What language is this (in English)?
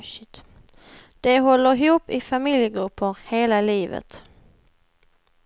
Swedish